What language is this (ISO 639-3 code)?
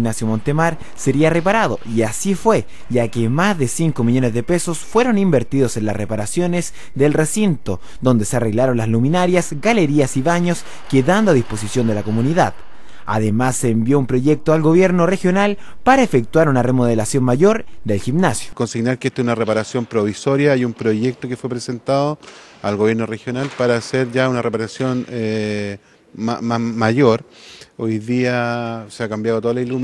spa